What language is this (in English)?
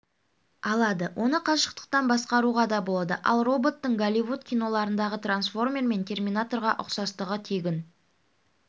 Kazakh